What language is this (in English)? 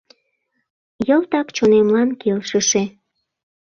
Mari